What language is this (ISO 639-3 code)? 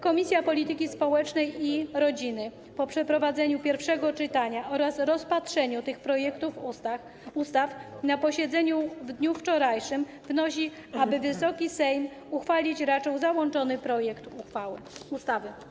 pol